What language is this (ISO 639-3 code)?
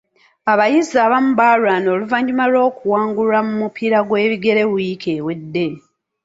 lug